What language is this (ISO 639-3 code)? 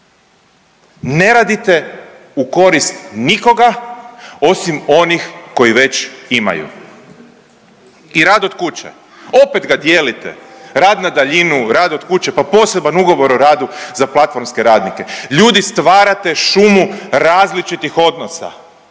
hrv